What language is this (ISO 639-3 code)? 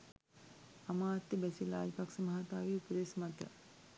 sin